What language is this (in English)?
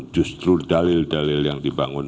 Indonesian